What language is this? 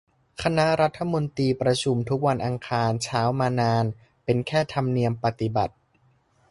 Thai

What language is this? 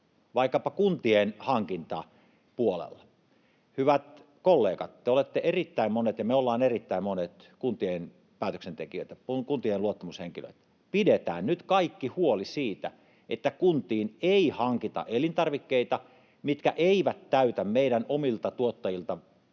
Finnish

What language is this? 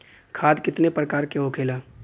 Bhojpuri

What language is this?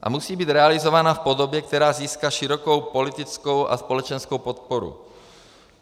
Czech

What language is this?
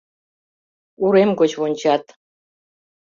Mari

